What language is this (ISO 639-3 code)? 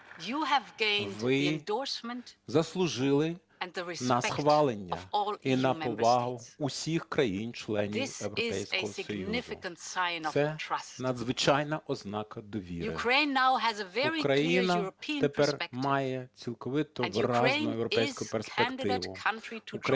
ukr